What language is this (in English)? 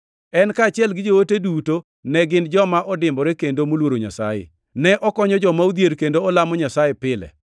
Luo (Kenya and Tanzania)